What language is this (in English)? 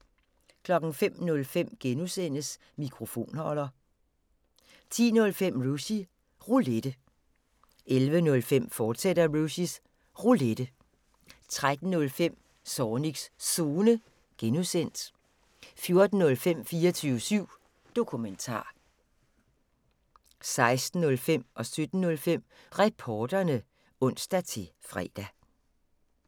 Danish